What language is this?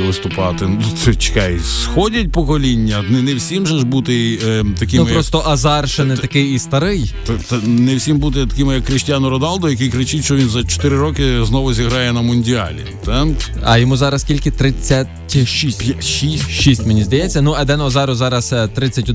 Ukrainian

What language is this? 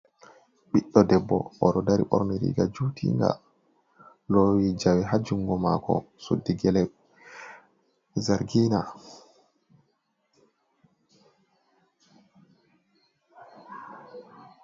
Fula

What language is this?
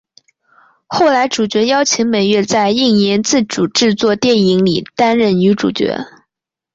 Chinese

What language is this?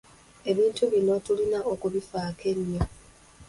Ganda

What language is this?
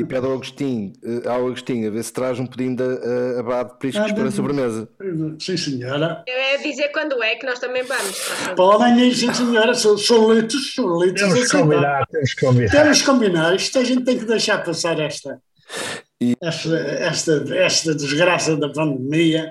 Portuguese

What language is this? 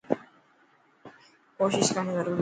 Dhatki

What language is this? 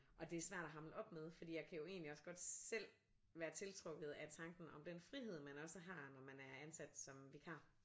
Danish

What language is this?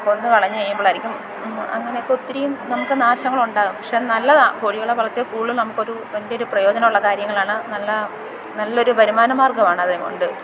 Malayalam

